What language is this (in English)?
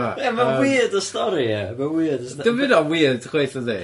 Welsh